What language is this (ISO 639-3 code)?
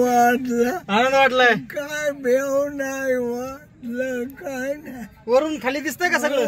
mar